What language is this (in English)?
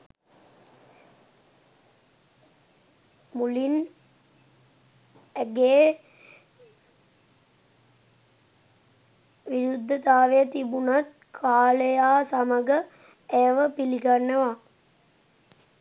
Sinhala